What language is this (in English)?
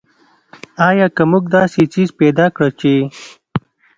Pashto